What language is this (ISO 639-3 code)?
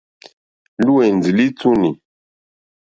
bri